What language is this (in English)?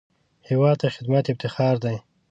Pashto